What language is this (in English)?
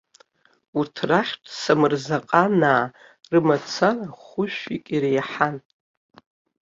Abkhazian